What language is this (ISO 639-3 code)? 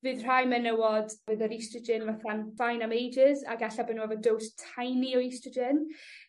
cym